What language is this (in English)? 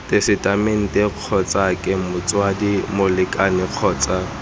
Tswana